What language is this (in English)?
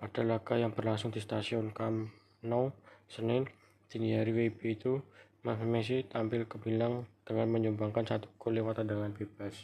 Indonesian